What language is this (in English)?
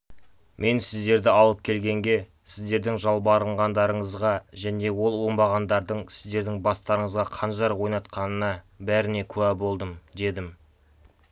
Kazakh